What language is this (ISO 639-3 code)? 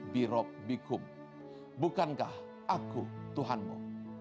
ind